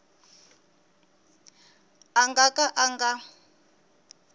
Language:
Tsonga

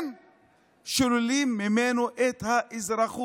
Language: Hebrew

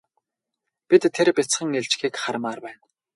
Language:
Mongolian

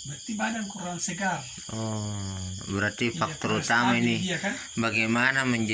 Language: Indonesian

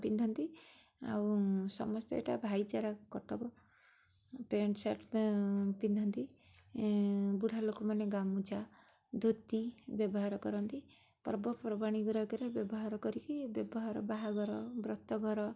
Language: Odia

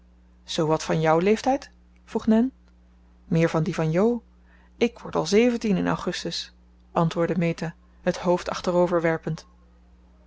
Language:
Dutch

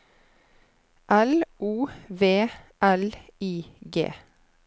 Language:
Norwegian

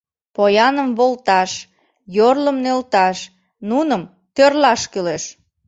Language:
Mari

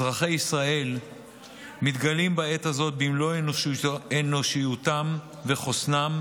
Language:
Hebrew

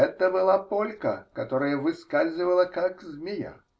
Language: Russian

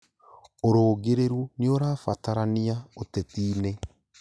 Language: Kikuyu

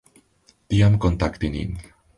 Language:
Esperanto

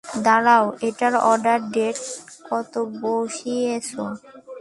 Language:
Bangla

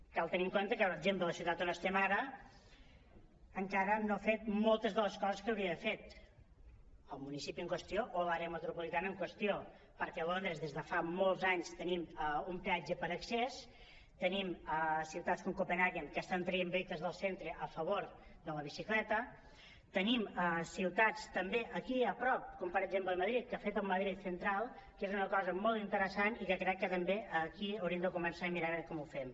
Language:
Catalan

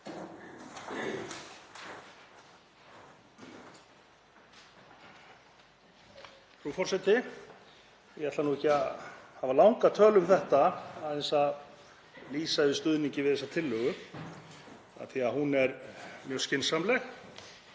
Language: Icelandic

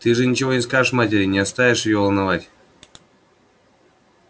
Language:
Russian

